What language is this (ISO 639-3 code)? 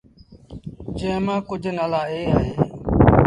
sbn